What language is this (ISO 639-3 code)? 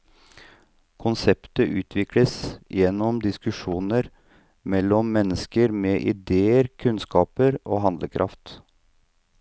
nor